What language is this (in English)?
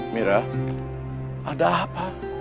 Indonesian